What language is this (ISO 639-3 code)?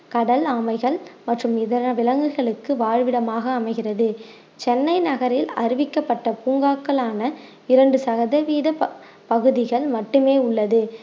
tam